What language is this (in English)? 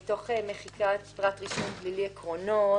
Hebrew